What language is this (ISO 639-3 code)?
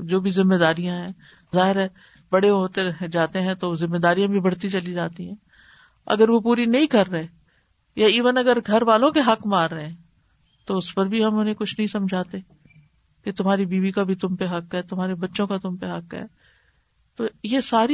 urd